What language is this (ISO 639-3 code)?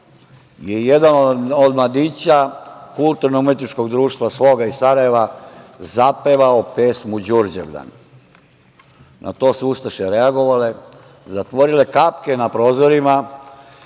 srp